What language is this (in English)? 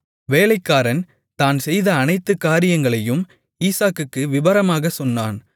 Tamil